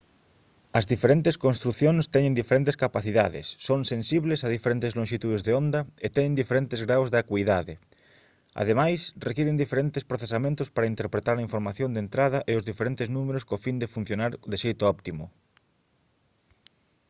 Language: Galician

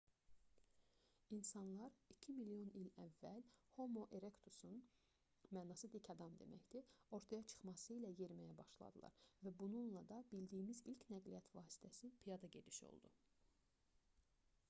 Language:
Azerbaijani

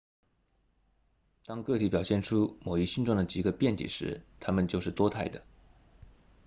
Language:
Chinese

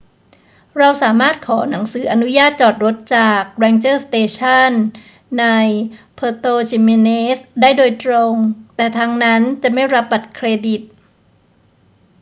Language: Thai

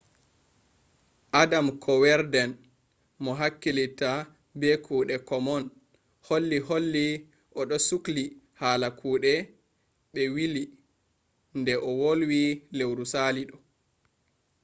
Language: Fula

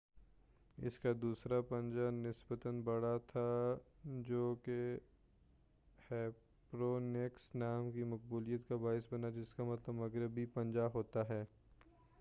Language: Urdu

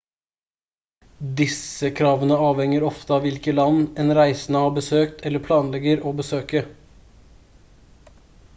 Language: Norwegian Bokmål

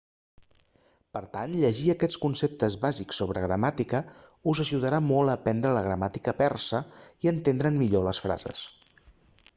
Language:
Catalan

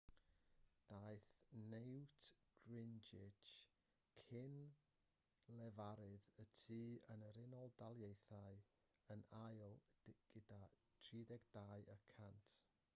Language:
Welsh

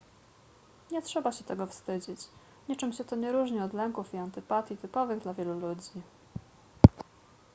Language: Polish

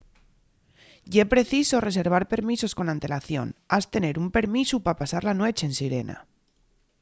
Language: Asturian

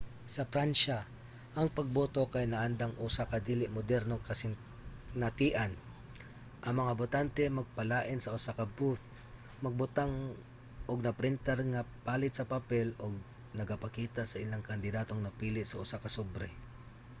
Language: Cebuano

